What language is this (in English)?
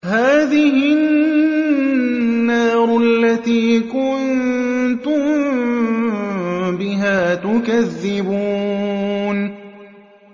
Arabic